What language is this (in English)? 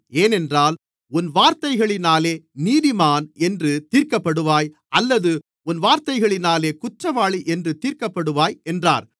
Tamil